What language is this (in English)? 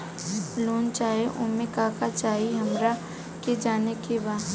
Bhojpuri